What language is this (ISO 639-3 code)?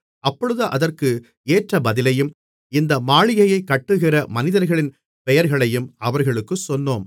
tam